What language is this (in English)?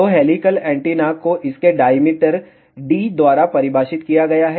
Hindi